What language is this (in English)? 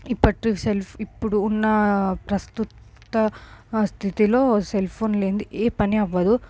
Telugu